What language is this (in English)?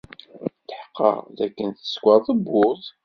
Kabyle